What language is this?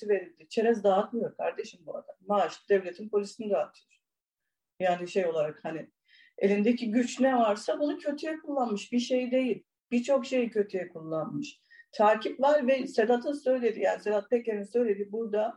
Turkish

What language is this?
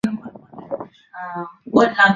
Swahili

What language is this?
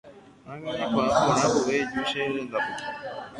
Guarani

